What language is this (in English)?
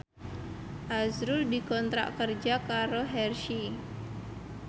Javanese